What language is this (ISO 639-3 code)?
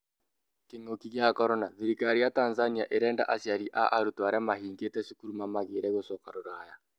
kik